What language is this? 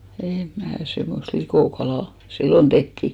Finnish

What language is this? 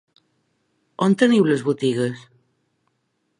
Catalan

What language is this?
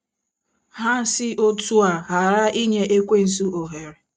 Igbo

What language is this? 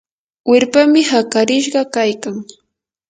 Yanahuanca Pasco Quechua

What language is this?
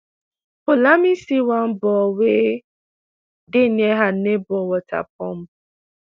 Nigerian Pidgin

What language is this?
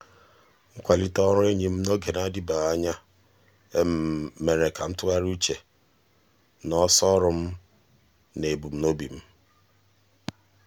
Igbo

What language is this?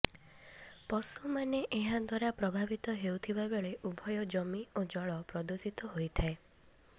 Odia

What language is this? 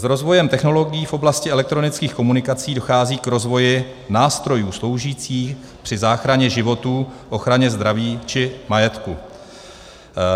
Czech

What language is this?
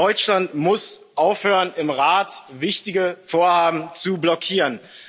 German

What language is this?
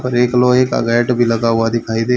Hindi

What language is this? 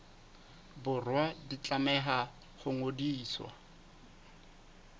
Southern Sotho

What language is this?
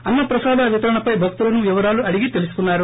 Telugu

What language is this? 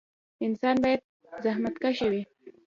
Pashto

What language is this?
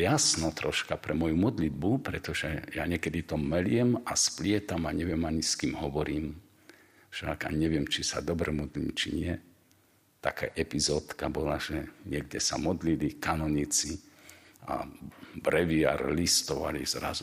Slovak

